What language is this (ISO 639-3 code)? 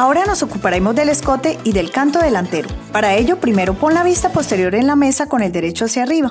spa